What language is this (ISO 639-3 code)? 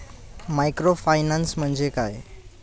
mar